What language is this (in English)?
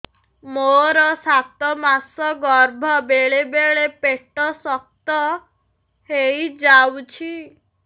Odia